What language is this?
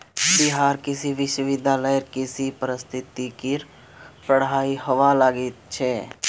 Magahi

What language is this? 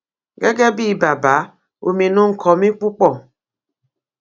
Yoruba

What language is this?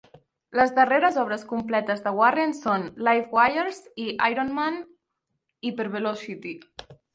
Catalan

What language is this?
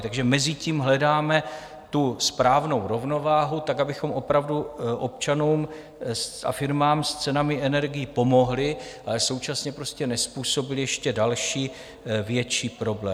Czech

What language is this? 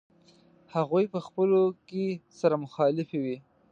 Pashto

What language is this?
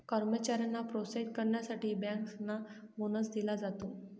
Marathi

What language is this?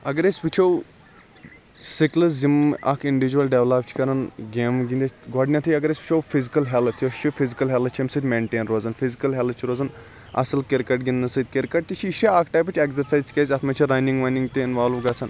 Kashmiri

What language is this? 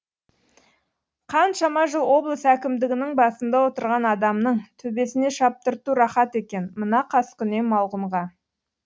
Kazakh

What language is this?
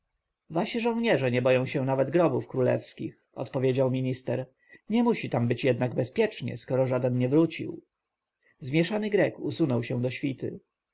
Polish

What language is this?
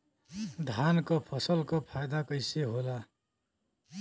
Bhojpuri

